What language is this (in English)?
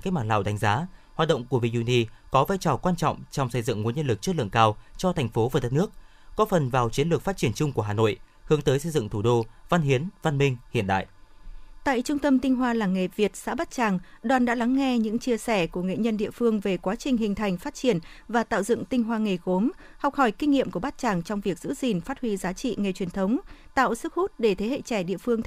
Vietnamese